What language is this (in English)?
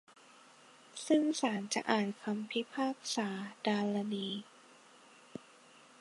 Thai